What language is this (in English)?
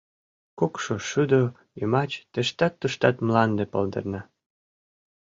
Mari